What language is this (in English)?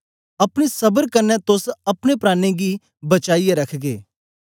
Dogri